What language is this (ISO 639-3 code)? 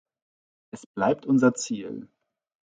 deu